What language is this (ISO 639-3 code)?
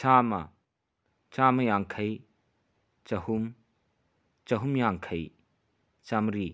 mni